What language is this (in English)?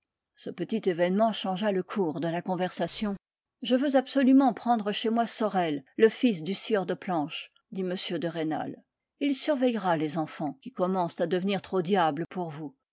French